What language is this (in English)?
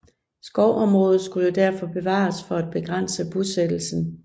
Danish